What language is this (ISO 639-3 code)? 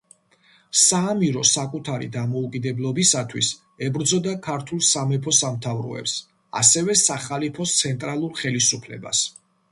kat